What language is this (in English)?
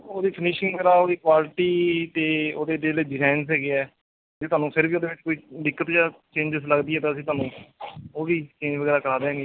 Punjabi